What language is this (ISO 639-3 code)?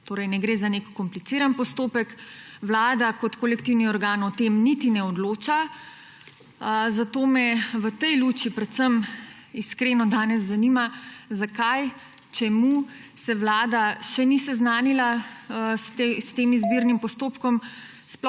slv